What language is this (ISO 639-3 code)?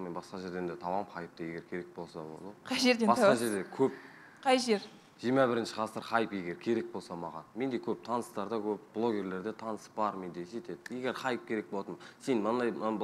tur